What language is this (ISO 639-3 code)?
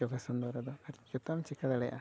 sat